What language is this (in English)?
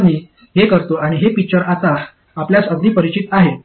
Marathi